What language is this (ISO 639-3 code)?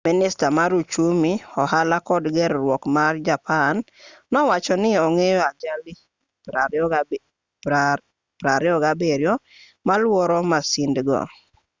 luo